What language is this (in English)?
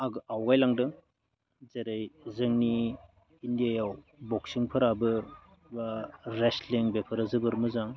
Bodo